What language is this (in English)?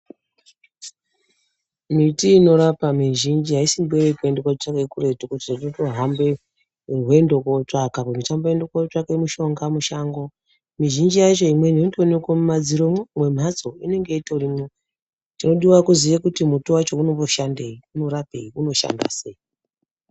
Ndau